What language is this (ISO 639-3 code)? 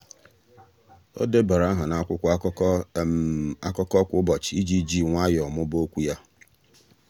ibo